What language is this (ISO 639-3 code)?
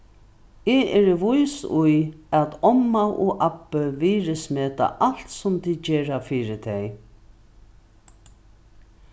fao